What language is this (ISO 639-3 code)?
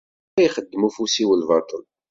kab